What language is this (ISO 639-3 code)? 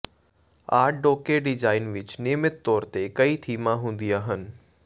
pan